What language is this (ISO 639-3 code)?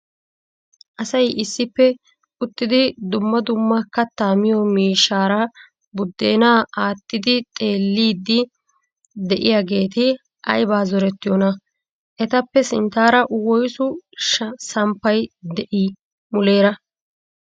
wal